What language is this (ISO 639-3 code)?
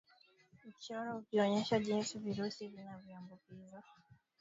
swa